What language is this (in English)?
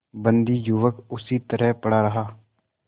Hindi